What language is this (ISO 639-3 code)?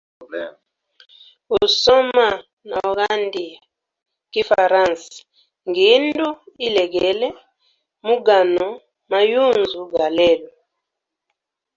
hem